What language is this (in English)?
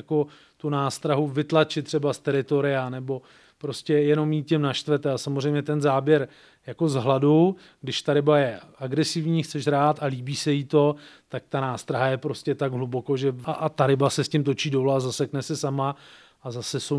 Czech